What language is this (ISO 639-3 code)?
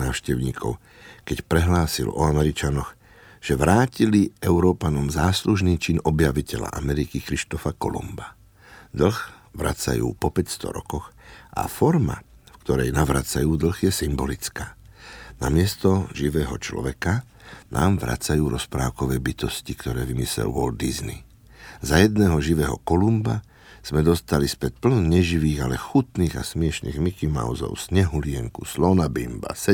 slk